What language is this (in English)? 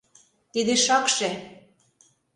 Mari